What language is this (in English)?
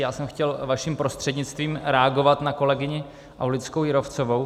Czech